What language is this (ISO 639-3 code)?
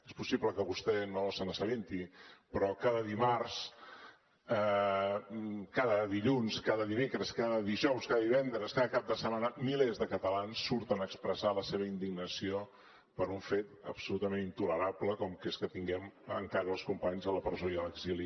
cat